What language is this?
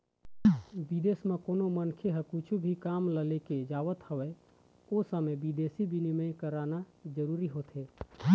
Chhattisgarhi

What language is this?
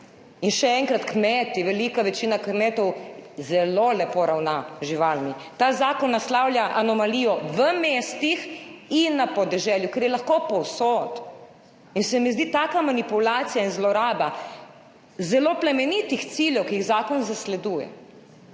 Slovenian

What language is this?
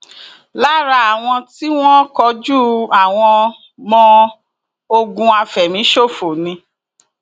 Yoruba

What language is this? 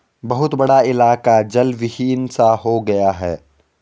Hindi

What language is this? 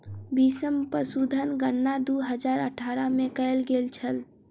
Maithili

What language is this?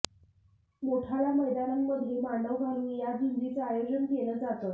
Marathi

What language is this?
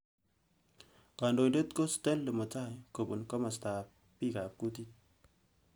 Kalenjin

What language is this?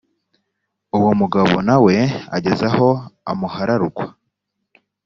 Kinyarwanda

